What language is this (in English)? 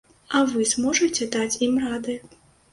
Belarusian